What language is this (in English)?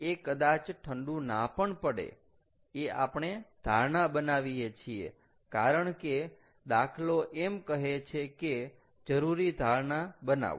Gujarati